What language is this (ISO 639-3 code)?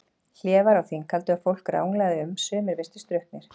isl